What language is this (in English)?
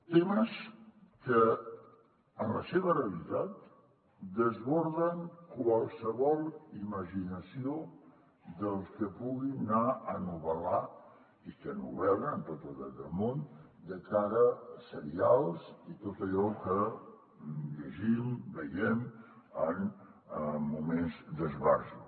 Catalan